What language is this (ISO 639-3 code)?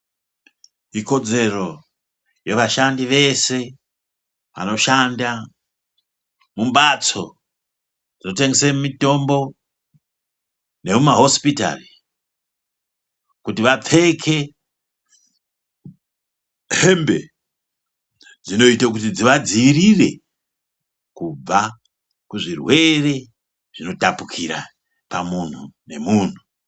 ndc